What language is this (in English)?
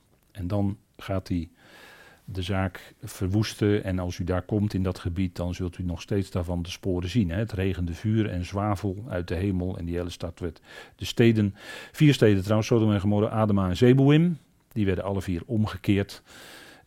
Dutch